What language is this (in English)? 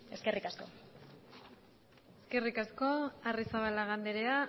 Basque